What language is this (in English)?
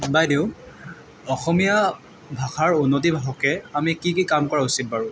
Assamese